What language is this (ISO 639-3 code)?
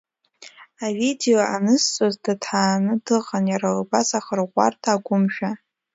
abk